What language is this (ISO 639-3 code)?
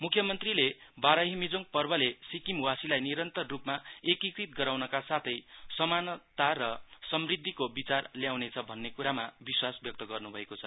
nep